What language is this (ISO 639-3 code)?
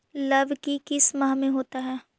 mag